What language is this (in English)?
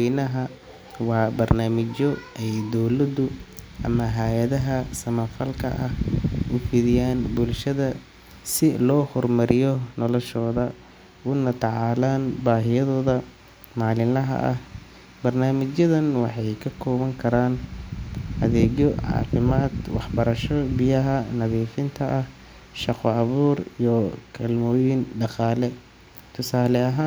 Somali